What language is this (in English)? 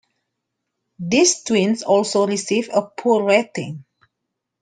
English